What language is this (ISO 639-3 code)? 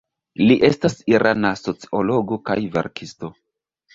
epo